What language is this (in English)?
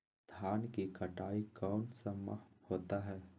Magahi